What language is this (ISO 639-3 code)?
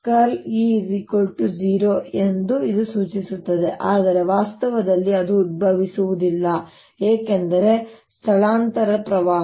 kan